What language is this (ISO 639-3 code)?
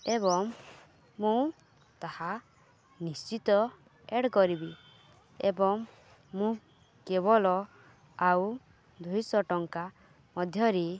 ori